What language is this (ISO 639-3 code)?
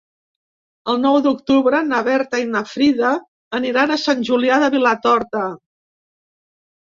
cat